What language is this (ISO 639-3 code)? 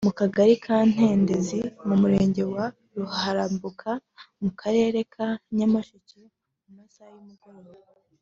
kin